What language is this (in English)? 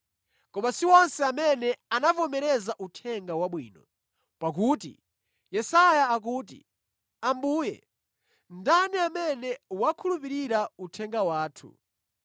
Nyanja